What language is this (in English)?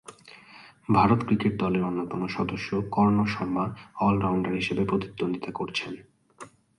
Bangla